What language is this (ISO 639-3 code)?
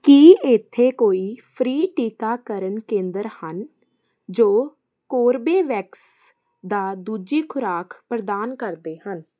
pan